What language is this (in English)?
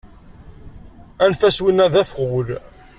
Kabyle